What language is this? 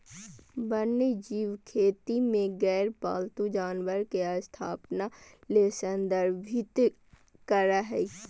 Magahi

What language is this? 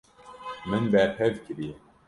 Kurdish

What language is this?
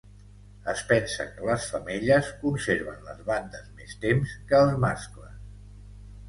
Catalan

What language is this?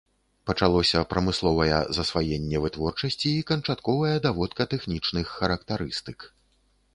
Belarusian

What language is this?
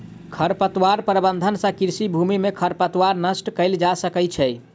Maithili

